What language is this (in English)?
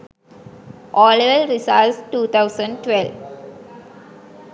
Sinhala